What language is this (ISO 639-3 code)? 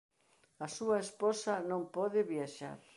glg